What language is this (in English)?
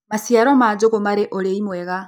Kikuyu